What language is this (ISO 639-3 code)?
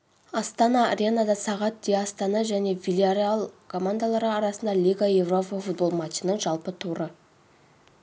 kaz